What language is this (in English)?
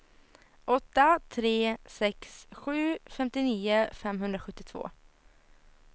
Swedish